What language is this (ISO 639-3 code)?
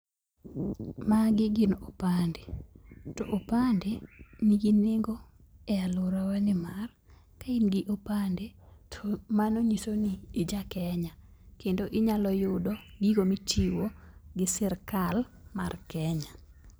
luo